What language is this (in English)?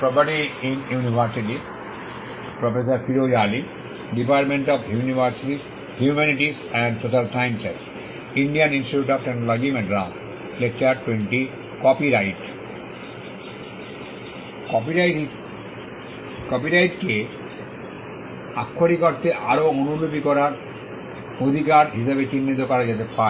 Bangla